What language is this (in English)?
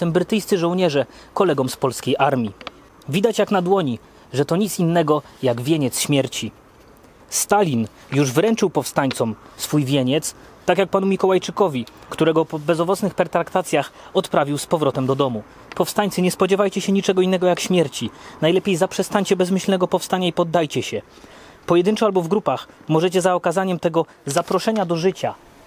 Polish